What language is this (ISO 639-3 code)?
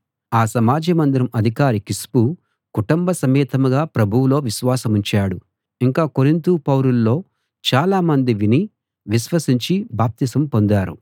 tel